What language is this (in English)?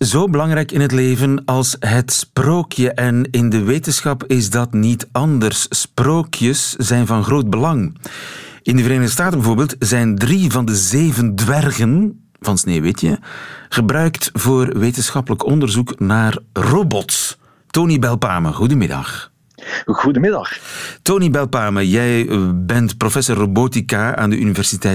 Dutch